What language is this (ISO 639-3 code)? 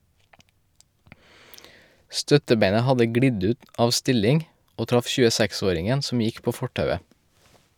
nor